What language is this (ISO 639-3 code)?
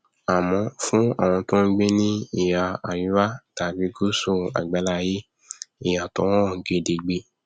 yor